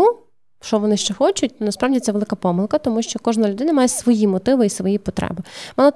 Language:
Ukrainian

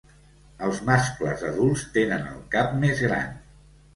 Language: Catalan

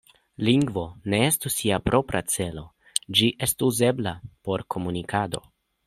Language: Esperanto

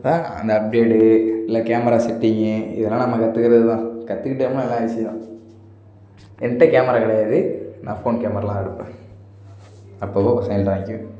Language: Tamil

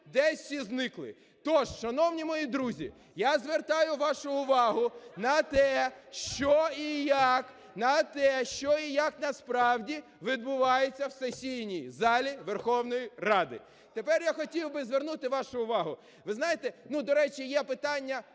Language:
Ukrainian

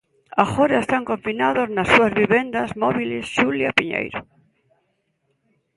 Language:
Galician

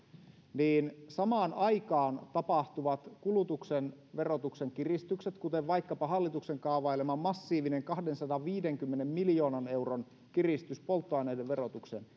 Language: Finnish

